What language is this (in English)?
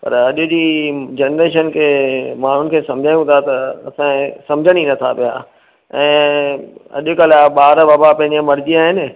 Sindhi